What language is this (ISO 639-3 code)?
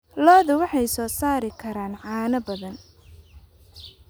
som